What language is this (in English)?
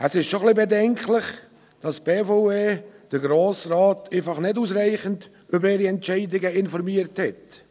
Swiss German